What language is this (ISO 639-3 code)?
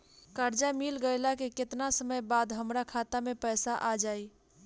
bho